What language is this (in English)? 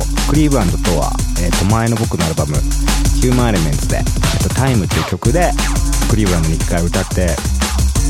Japanese